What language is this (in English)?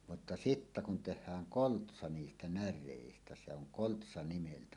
Finnish